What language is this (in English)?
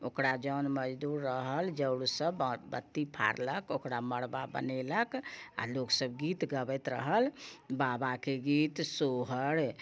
Maithili